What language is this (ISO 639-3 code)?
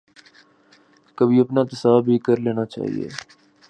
urd